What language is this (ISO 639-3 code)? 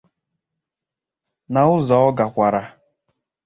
ibo